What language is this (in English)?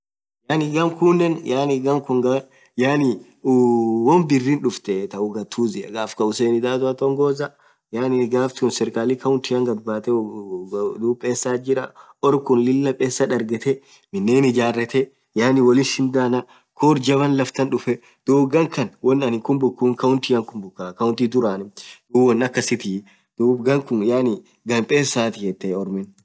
Orma